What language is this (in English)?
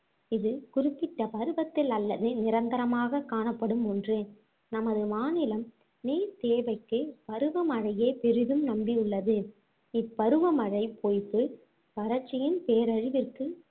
Tamil